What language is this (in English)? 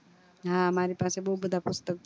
Gujarati